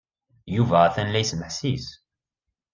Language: Kabyle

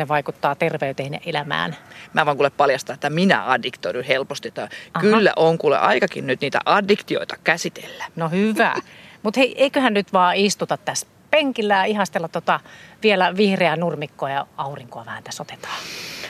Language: Finnish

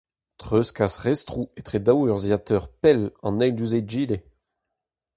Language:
Breton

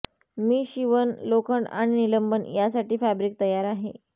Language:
Marathi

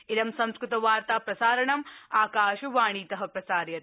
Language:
Sanskrit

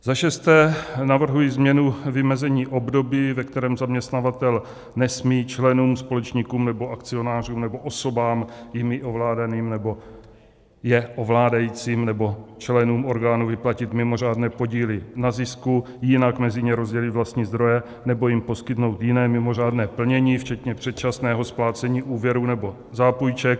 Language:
Czech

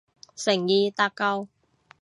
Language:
Cantonese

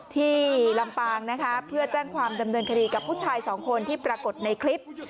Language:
Thai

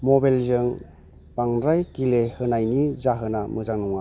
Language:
Bodo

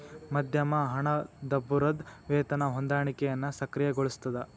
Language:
Kannada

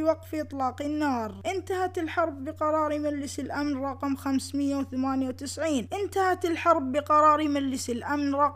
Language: Arabic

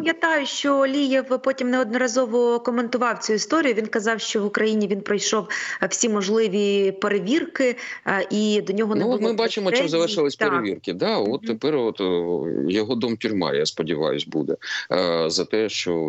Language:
Ukrainian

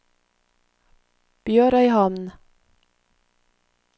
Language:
Norwegian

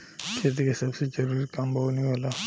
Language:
Bhojpuri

